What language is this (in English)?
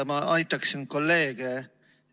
Estonian